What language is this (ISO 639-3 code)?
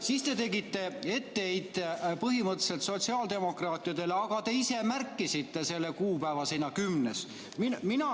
est